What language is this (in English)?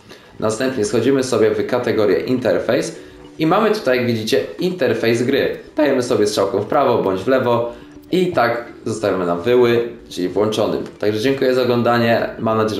Polish